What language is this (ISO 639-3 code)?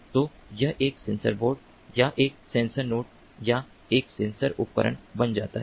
hin